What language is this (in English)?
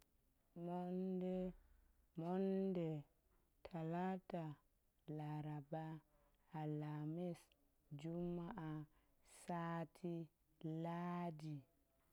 Goemai